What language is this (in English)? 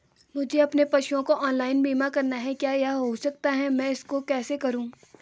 Hindi